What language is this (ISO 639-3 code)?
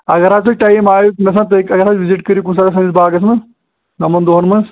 kas